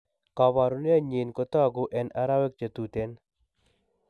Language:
Kalenjin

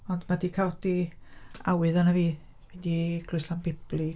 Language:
Welsh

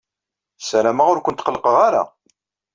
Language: Kabyle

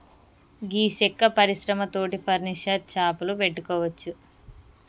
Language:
Telugu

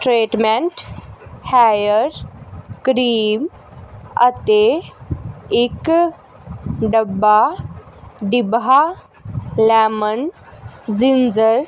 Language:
Punjabi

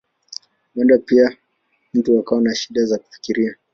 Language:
Swahili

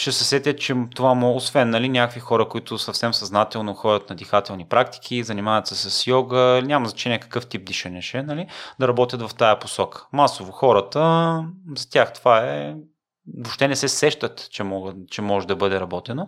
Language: Bulgarian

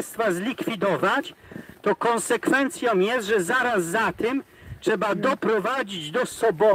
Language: Polish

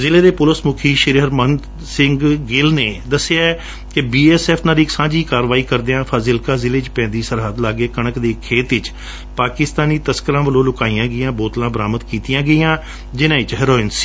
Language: Punjabi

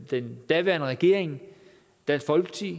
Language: Danish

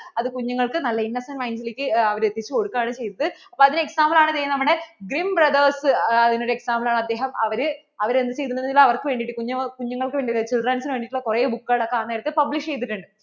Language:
Malayalam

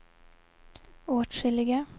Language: Swedish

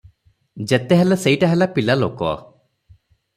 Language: Odia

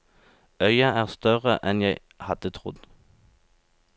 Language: Norwegian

